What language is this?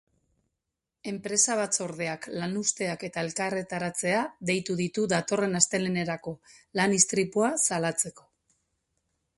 Basque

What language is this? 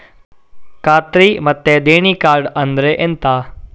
Kannada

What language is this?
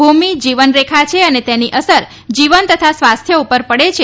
Gujarati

